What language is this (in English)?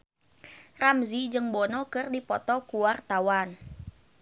Sundanese